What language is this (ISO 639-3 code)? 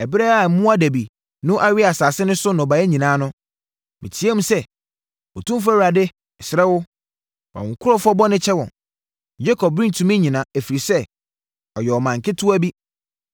aka